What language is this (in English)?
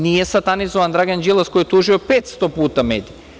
Serbian